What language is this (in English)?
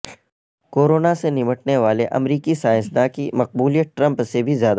Urdu